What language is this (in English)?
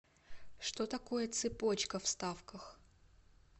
Russian